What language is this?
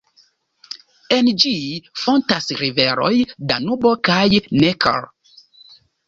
Esperanto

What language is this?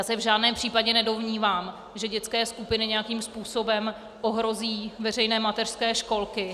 Czech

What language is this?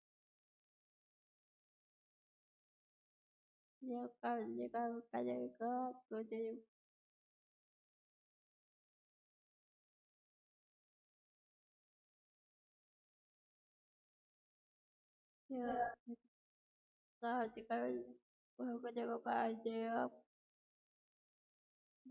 Russian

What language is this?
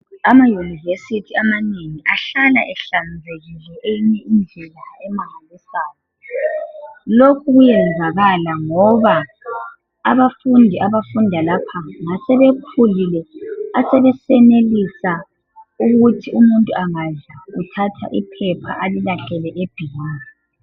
North Ndebele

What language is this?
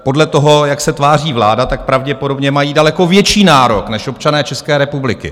Czech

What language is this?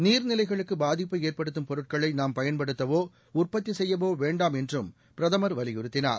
Tamil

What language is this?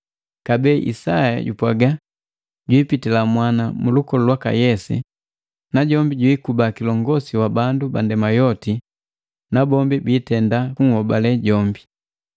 Matengo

